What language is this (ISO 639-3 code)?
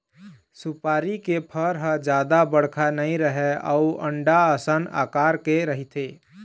hne